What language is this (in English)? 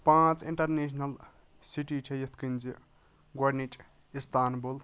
Kashmiri